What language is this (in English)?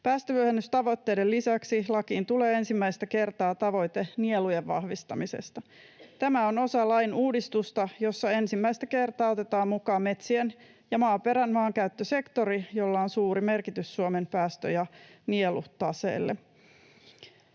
Finnish